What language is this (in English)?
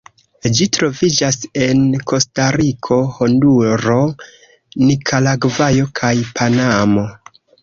Esperanto